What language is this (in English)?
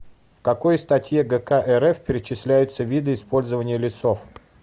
Russian